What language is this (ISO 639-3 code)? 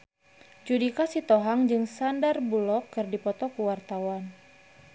sun